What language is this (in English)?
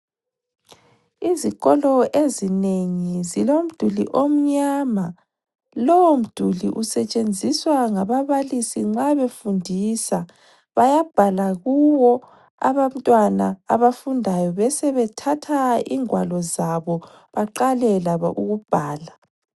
North Ndebele